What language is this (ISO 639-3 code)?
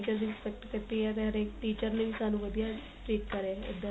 pan